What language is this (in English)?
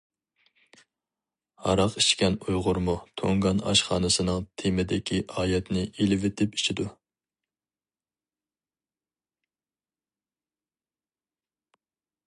Uyghur